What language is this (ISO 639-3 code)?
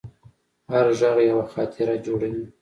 pus